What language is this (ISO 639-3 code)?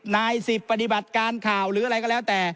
tha